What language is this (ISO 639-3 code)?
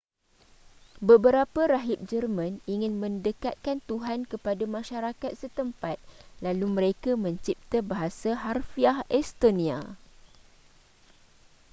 msa